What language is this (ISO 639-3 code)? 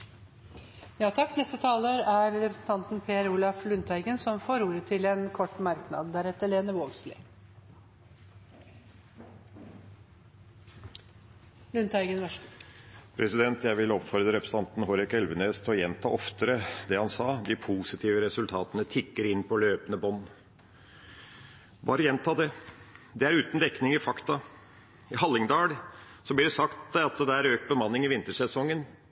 nor